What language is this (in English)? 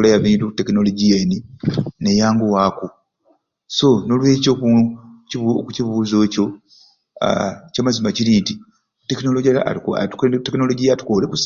Ruuli